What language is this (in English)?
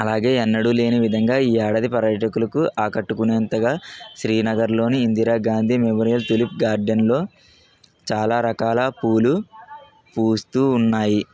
Telugu